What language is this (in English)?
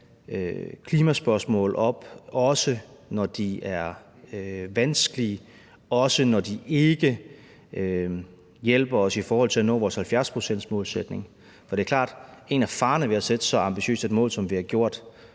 Danish